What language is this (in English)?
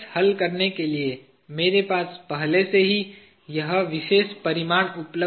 Hindi